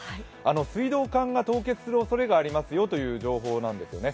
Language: Japanese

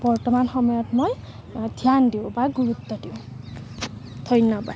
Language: Assamese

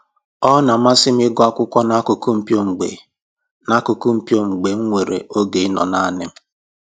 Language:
Igbo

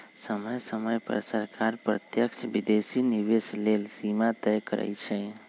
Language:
Magahi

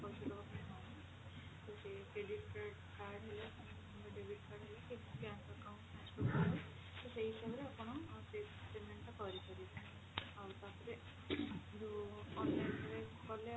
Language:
Odia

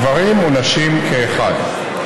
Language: Hebrew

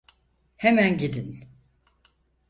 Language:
Turkish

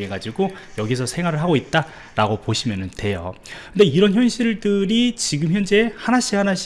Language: Korean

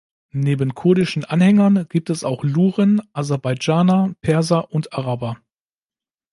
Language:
German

